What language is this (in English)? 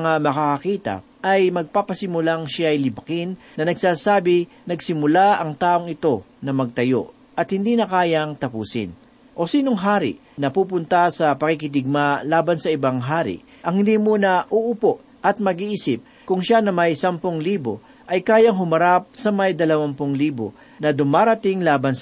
Filipino